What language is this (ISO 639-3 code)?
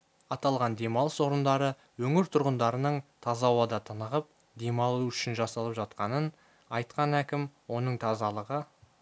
kaz